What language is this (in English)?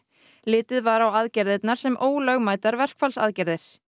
Icelandic